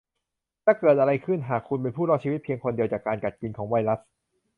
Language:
Thai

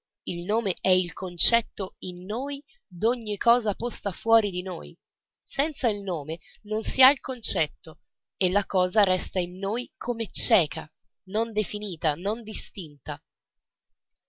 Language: Italian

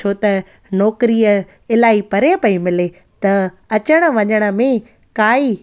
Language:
Sindhi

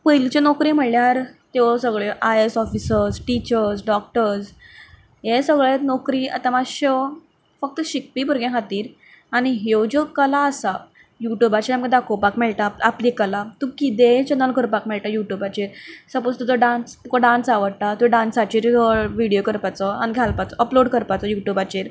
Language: Konkani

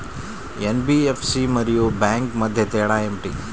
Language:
Telugu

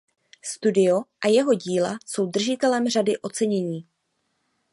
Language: Czech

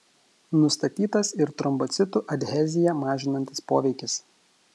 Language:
Lithuanian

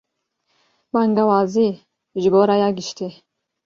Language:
Kurdish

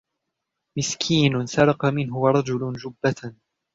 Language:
Arabic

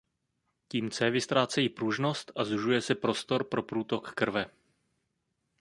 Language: Czech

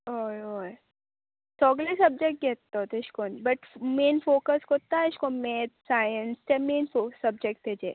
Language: Konkani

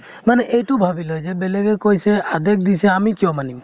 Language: Assamese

